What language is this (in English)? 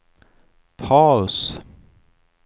Swedish